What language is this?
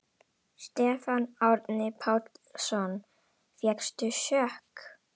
Icelandic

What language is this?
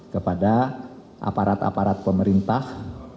Indonesian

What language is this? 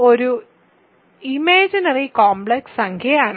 Malayalam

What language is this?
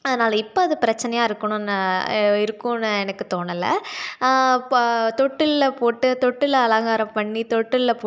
Tamil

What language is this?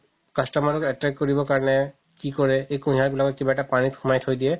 Assamese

